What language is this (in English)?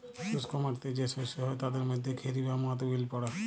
Bangla